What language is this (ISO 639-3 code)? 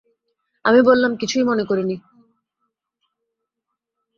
ben